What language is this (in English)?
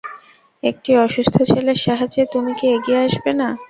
Bangla